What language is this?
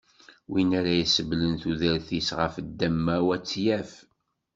Kabyle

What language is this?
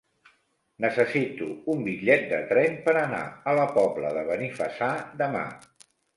Catalan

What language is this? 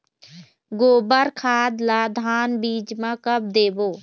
Chhattisgarhi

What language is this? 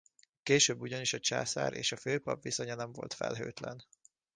Hungarian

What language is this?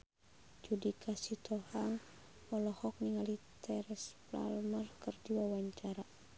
Sundanese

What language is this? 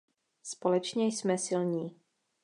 Czech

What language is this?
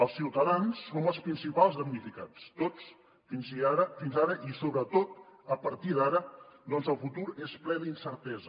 Catalan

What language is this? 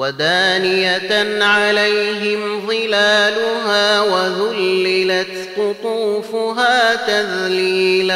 Arabic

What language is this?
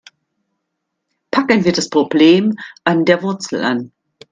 German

